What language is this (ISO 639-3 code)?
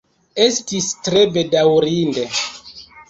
epo